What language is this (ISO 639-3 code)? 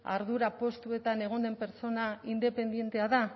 eus